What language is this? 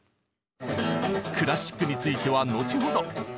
Japanese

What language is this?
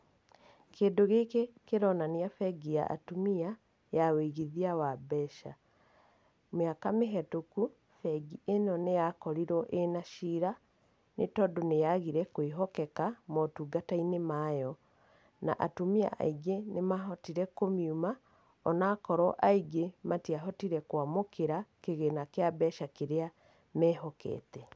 Kikuyu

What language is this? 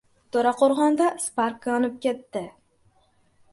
Uzbek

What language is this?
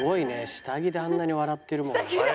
Japanese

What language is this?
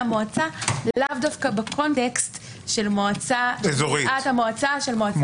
Hebrew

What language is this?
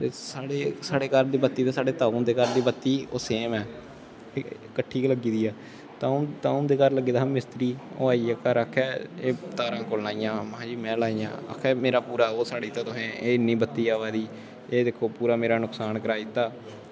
Dogri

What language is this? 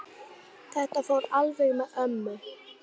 Icelandic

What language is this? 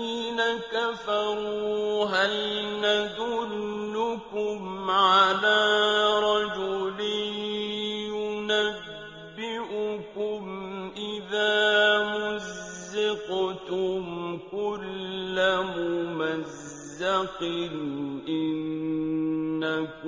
Arabic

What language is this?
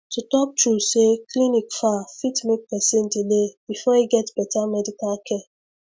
Nigerian Pidgin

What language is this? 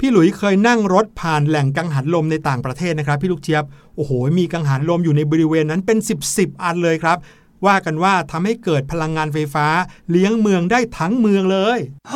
Thai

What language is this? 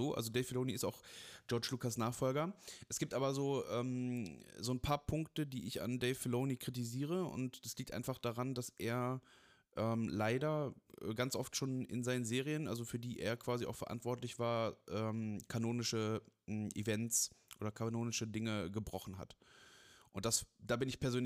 German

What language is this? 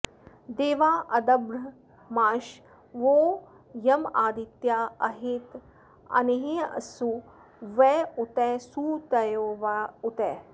Sanskrit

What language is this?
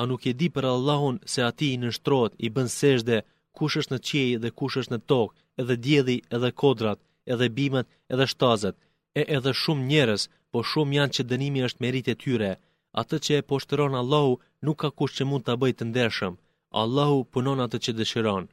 Greek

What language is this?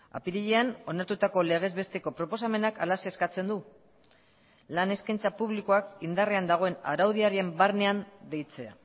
Basque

